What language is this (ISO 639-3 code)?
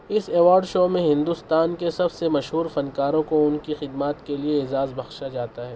urd